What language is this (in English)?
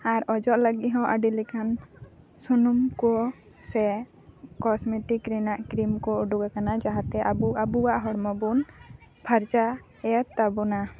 Santali